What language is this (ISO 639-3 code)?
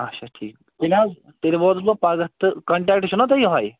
kas